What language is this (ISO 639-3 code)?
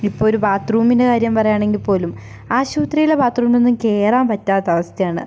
mal